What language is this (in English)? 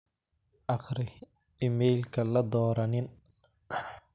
Somali